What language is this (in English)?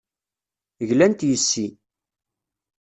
Kabyle